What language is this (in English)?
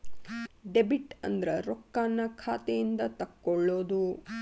Kannada